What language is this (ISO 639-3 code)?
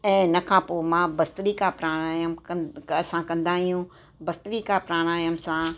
snd